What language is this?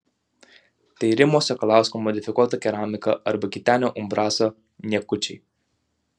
Lithuanian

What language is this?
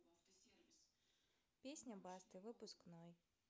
Russian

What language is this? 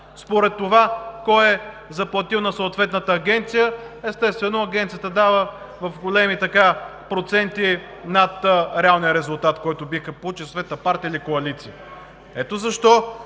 Bulgarian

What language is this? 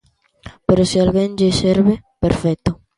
Galician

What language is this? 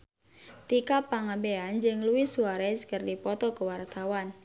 Sundanese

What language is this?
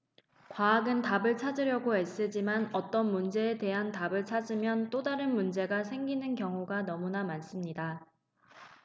Korean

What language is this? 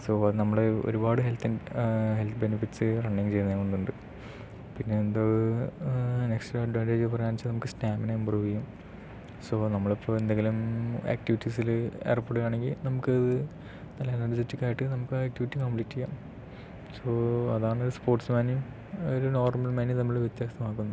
Malayalam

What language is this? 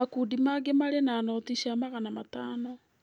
Kikuyu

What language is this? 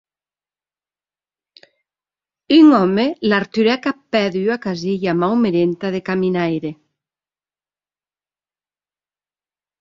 Occitan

